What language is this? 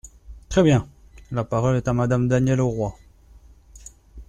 French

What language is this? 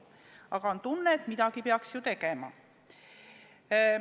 Estonian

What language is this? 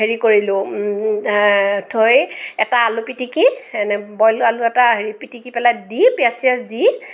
Assamese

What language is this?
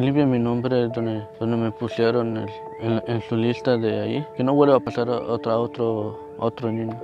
Spanish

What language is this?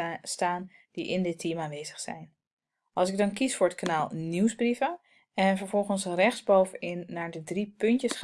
Dutch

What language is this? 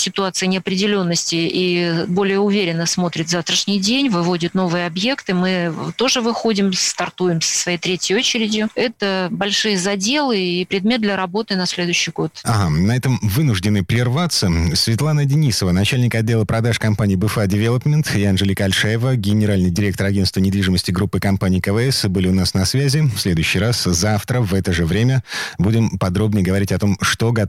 Russian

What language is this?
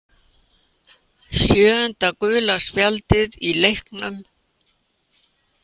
Icelandic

